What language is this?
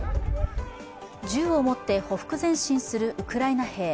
Japanese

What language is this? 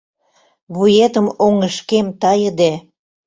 Mari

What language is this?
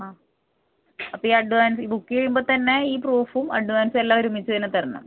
Malayalam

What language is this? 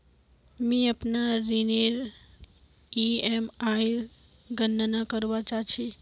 Magahi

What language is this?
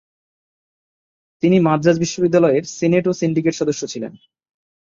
Bangla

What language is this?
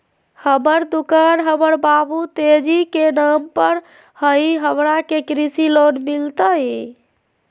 Magahi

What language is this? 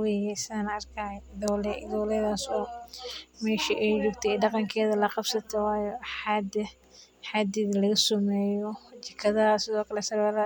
Somali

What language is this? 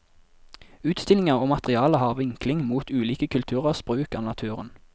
Norwegian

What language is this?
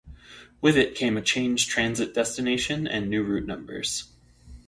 English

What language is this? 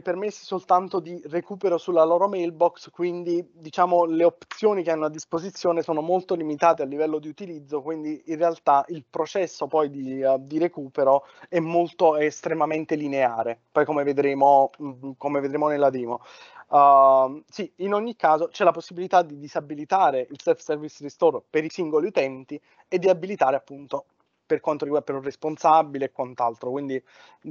Italian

